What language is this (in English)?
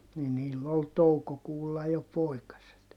Finnish